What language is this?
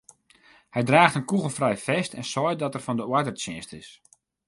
Western Frisian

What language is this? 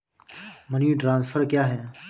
Hindi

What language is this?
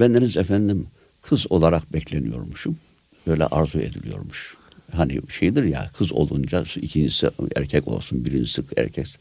Turkish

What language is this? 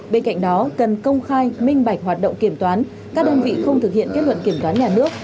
Vietnamese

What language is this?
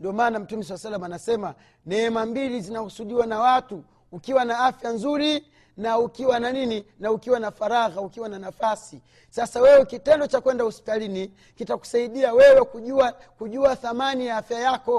Swahili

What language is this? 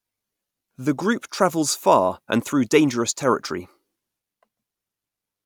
English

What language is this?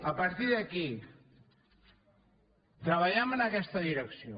Catalan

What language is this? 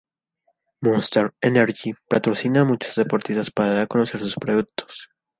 Spanish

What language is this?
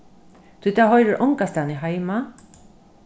Faroese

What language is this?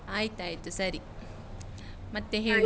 Kannada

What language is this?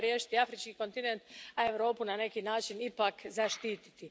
Croatian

